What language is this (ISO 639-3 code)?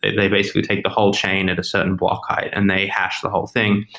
eng